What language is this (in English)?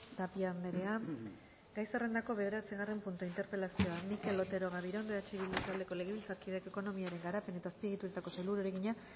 Basque